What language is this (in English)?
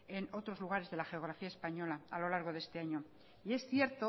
Spanish